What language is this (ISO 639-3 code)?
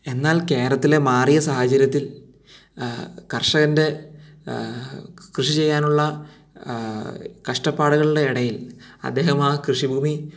mal